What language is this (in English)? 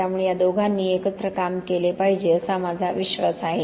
Marathi